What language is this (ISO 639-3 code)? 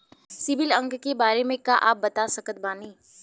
bho